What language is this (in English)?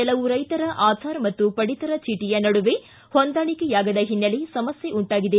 Kannada